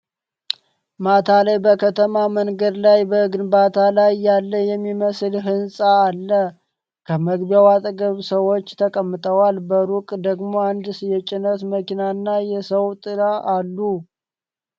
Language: Amharic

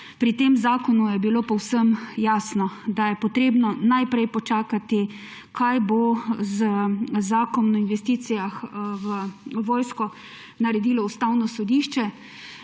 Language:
Slovenian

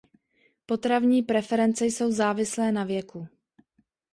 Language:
Czech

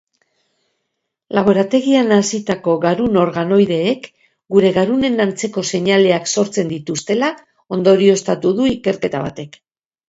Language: Basque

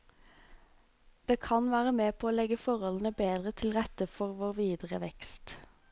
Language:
Norwegian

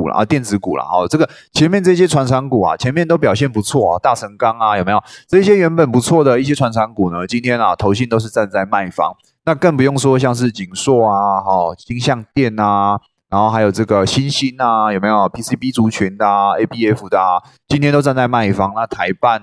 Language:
Chinese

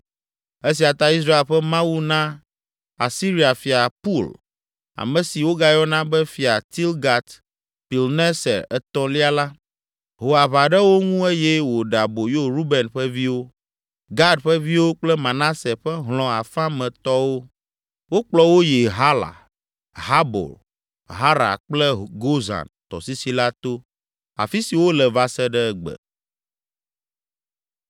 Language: Ewe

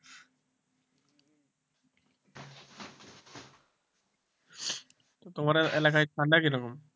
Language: Bangla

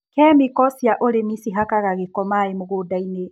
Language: Kikuyu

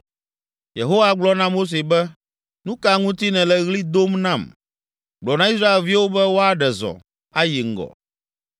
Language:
Ewe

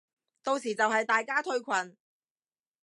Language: Cantonese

